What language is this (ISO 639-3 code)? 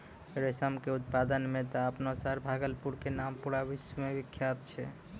mai